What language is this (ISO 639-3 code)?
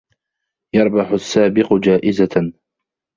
ara